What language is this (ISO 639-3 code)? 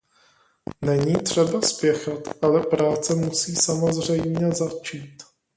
ces